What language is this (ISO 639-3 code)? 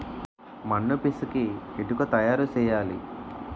tel